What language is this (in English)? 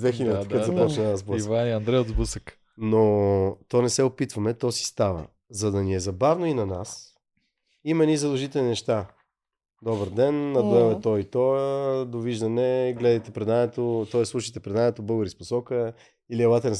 Bulgarian